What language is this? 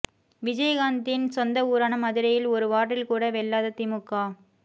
Tamil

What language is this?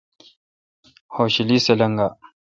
Kalkoti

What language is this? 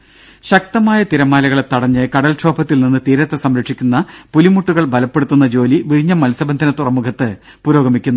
Malayalam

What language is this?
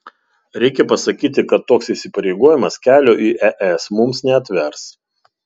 Lithuanian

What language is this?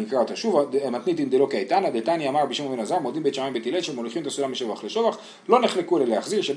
Hebrew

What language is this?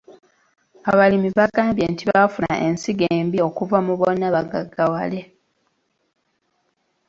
Ganda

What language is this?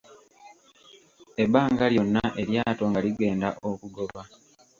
Ganda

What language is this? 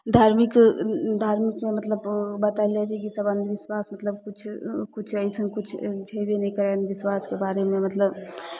Maithili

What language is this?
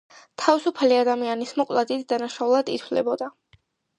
Georgian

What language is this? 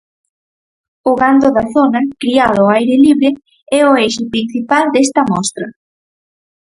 Galician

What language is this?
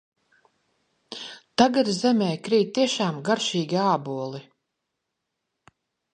Latvian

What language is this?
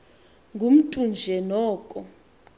Xhosa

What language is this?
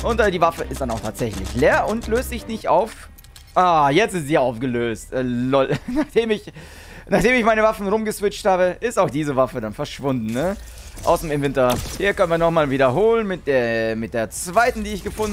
German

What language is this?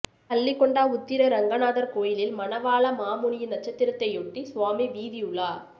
Tamil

